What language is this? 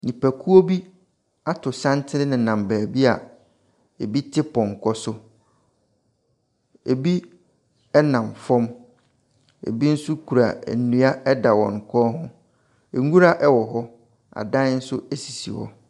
Akan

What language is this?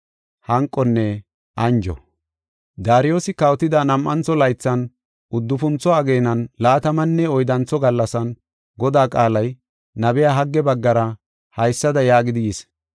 Gofa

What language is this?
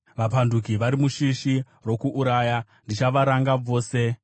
Shona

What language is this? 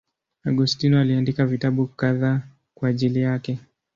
Swahili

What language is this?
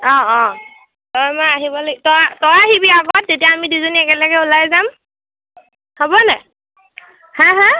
Assamese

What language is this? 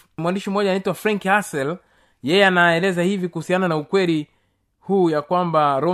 Swahili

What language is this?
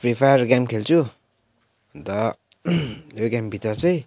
Nepali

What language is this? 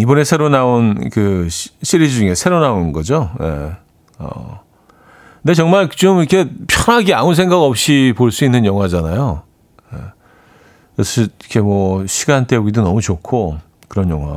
Korean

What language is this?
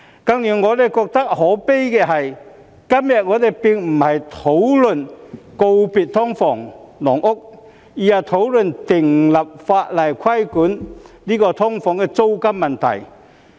Cantonese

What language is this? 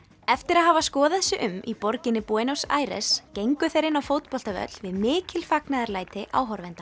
Icelandic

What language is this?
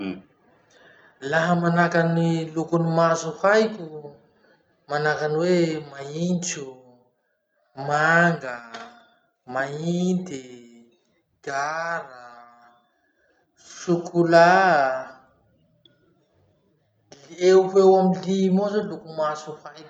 Masikoro Malagasy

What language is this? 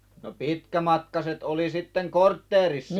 Finnish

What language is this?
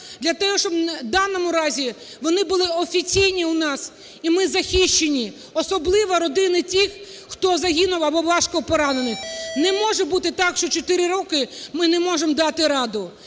Ukrainian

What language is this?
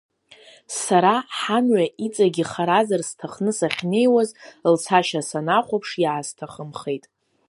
Abkhazian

